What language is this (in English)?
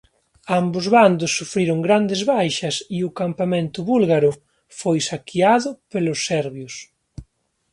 Galician